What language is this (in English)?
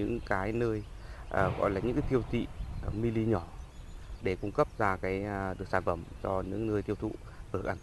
Vietnamese